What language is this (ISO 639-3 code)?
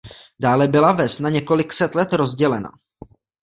ces